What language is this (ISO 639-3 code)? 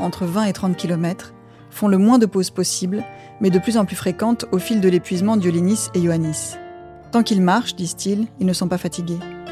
fra